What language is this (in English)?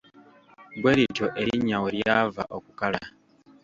Ganda